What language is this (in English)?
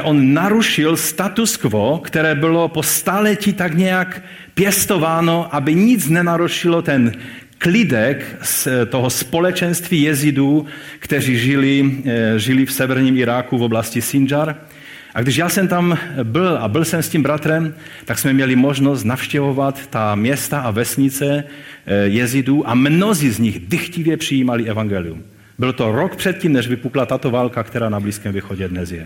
Czech